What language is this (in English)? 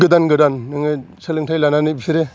Bodo